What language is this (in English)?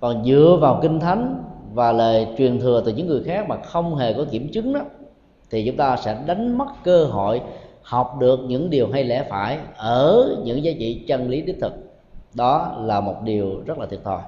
Vietnamese